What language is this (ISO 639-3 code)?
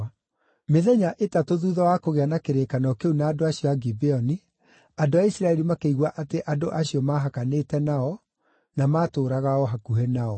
kik